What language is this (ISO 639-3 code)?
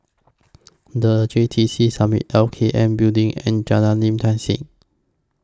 eng